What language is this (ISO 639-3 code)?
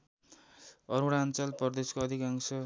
nep